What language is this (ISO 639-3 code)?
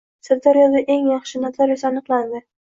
uzb